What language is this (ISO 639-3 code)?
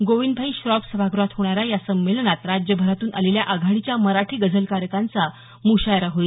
mar